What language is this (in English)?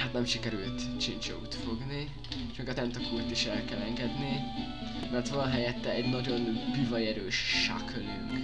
Hungarian